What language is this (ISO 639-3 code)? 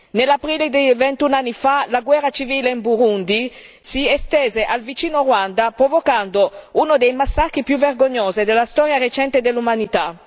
ita